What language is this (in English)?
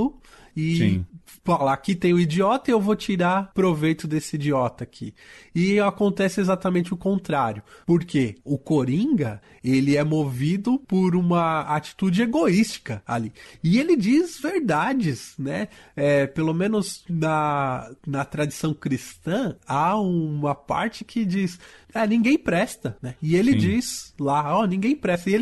Portuguese